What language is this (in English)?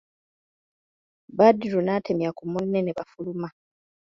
Ganda